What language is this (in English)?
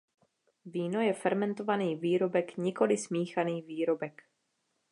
Czech